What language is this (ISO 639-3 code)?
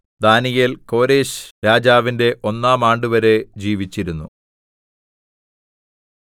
mal